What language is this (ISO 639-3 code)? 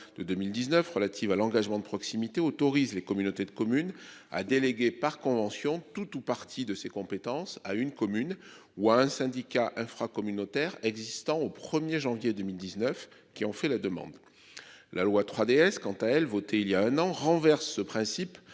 fra